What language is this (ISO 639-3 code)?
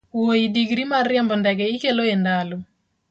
luo